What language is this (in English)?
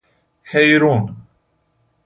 Persian